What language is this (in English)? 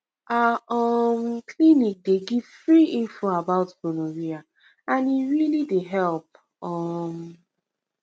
Nigerian Pidgin